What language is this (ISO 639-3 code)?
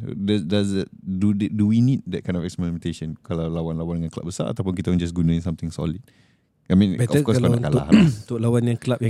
msa